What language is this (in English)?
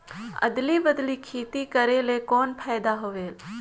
Chhattisgarhi